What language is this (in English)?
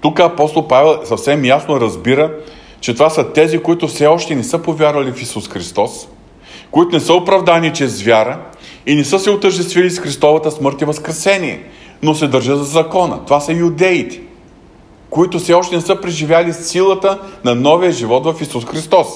Bulgarian